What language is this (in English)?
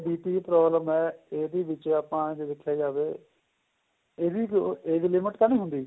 Punjabi